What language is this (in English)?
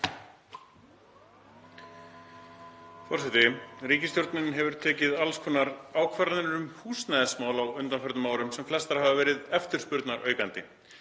Icelandic